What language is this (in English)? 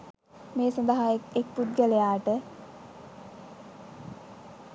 Sinhala